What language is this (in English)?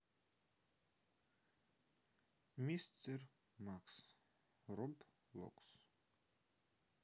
Russian